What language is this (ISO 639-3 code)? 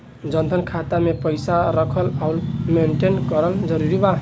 bho